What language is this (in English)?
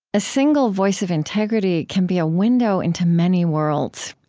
English